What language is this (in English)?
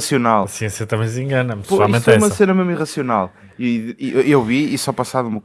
Portuguese